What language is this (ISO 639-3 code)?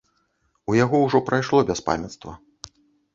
bel